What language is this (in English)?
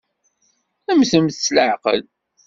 Kabyle